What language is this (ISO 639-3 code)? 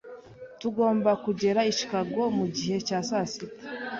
kin